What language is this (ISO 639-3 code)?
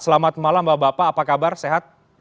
ind